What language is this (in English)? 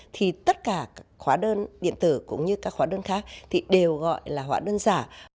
Vietnamese